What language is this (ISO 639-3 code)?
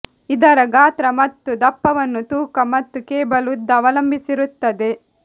kan